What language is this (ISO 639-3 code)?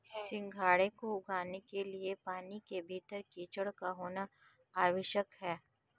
hin